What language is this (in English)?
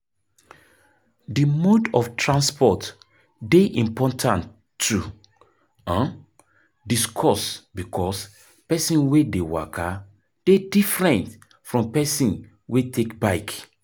Nigerian Pidgin